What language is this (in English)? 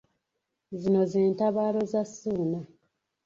Ganda